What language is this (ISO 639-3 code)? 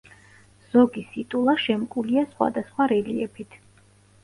kat